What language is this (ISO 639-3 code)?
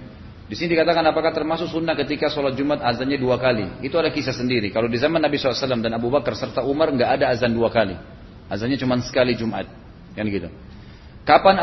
ind